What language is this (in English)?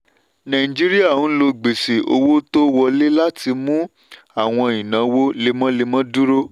Yoruba